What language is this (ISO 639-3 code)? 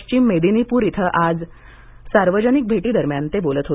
mar